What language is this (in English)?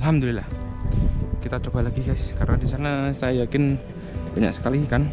Indonesian